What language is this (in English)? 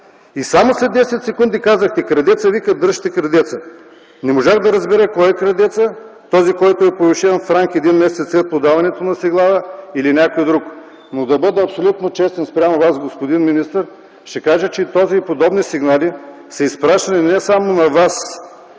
Bulgarian